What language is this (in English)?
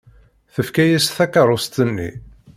Kabyle